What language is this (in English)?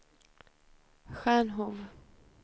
Swedish